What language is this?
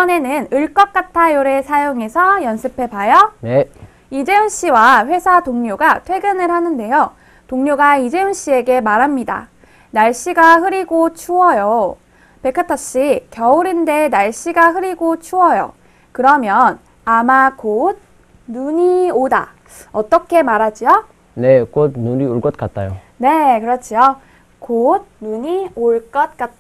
Korean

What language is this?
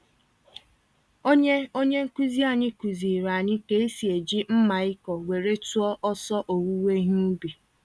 Igbo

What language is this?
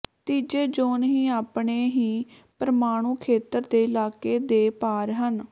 Punjabi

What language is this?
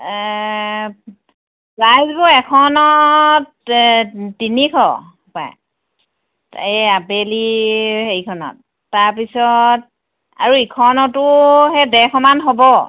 Assamese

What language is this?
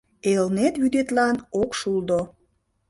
Mari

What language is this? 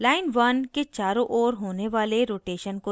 Hindi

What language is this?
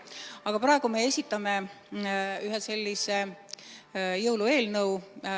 Estonian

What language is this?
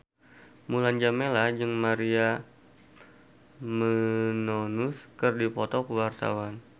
Sundanese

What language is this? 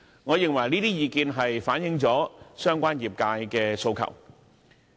Cantonese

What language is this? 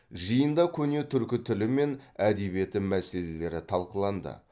Kazakh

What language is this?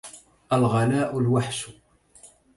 Arabic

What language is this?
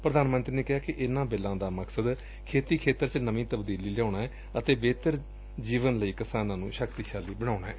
Punjabi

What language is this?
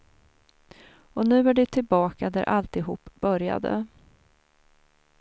Swedish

